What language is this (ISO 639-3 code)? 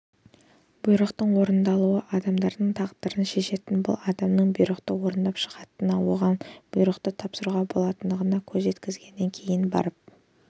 kaz